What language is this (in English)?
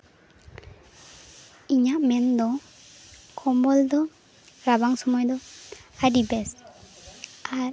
Santali